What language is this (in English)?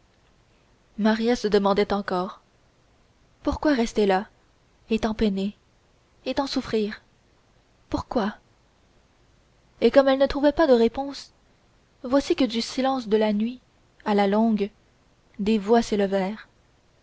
French